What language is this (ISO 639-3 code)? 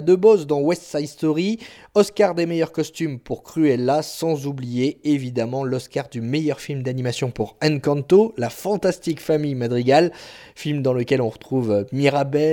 fra